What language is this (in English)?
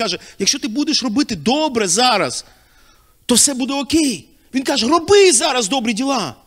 Ukrainian